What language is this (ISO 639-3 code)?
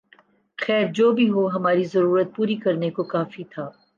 urd